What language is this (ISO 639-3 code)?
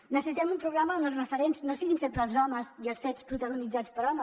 cat